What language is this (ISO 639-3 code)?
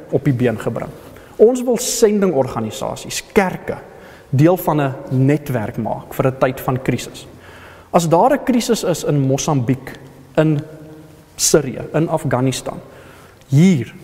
nld